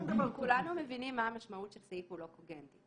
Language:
Hebrew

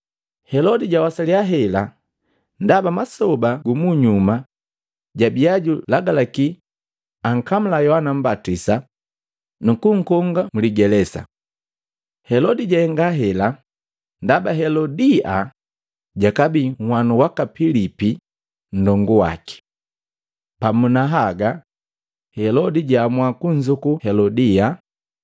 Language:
Matengo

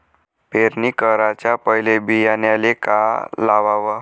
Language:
Marathi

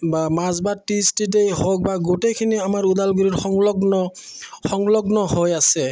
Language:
Assamese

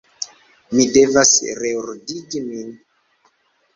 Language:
Esperanto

